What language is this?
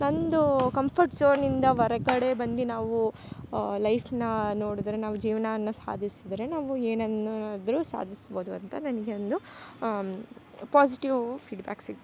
Kannada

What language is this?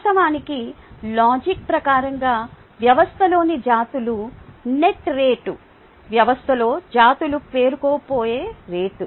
Telugu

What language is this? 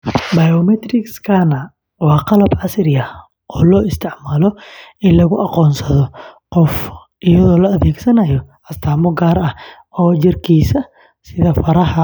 Somali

